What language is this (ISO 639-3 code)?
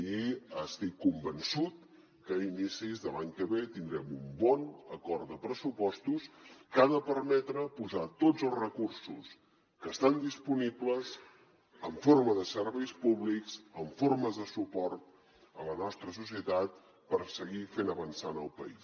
cat